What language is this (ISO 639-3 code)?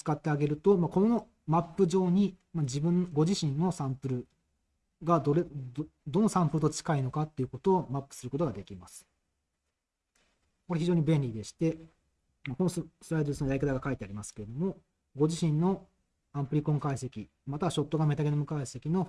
jpn